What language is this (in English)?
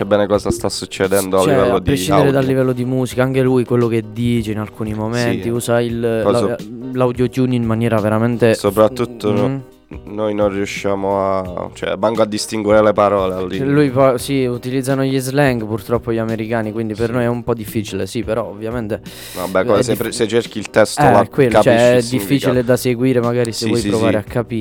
Italian